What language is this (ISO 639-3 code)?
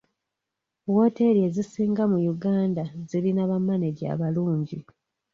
lug